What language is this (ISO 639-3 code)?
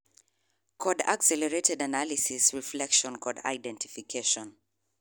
luo